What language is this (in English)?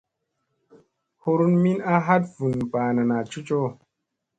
Musey